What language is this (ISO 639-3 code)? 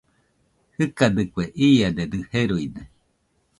hux